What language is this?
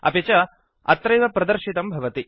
Sanskrit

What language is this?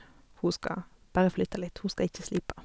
Norwegian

